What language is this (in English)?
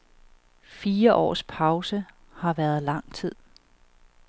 Danish